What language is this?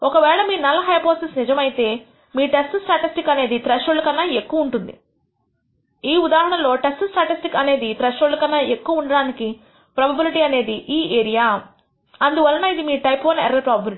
Telugu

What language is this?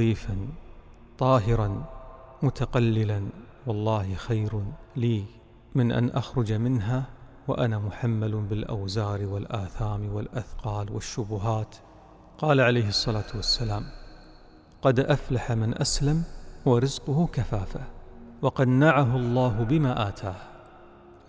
Arabic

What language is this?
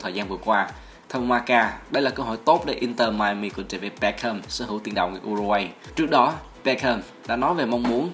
Vietnamese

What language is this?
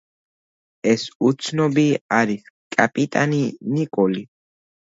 Georgian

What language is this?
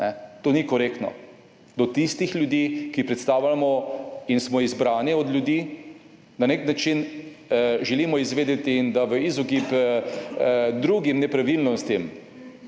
Slovenian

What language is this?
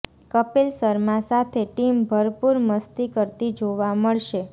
Gujarati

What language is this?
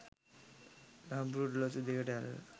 Sinhala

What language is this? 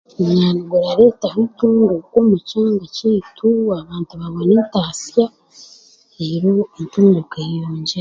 Chiga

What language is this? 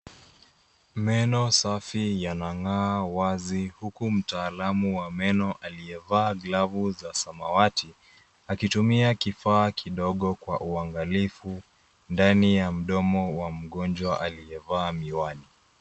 Swahili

